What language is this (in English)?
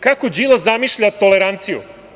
Serbian